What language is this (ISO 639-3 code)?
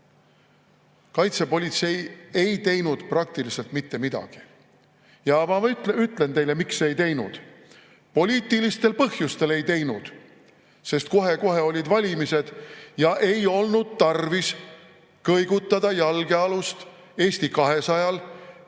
est